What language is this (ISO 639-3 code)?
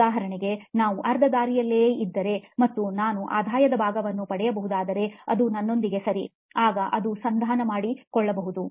kan